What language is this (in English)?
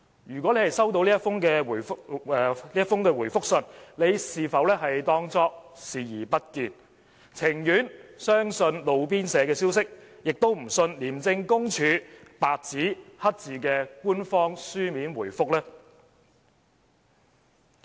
Cantonese